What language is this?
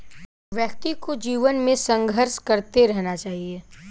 Hindi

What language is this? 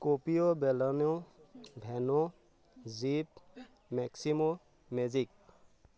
Assamese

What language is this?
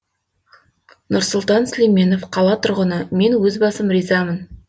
Kazakh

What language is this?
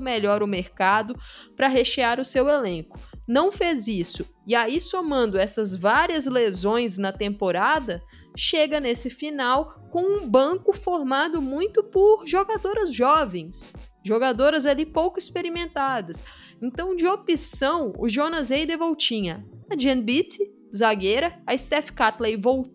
Portuguese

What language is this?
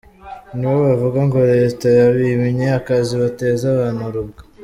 Kinyarwanda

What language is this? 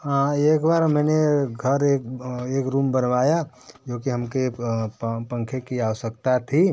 Hindi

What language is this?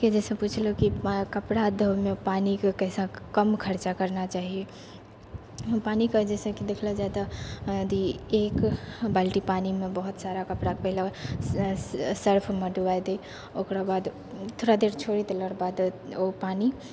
Maithili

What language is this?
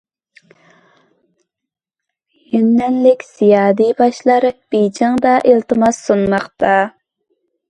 Uyghur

